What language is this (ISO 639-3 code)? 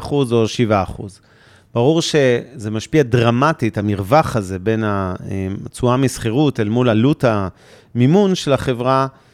heb